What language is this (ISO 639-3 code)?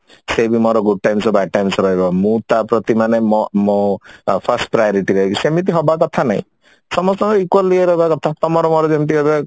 ori